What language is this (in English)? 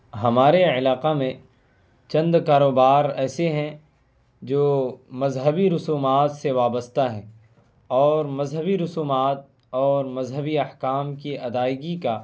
Urdu